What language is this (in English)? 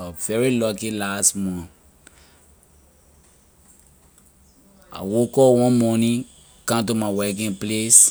Liberian English